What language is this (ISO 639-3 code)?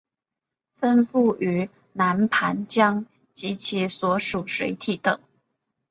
zho